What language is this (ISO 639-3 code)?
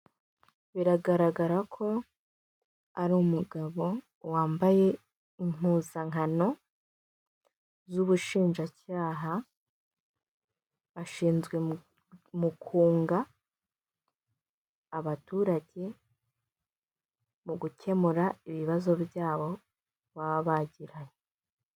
kin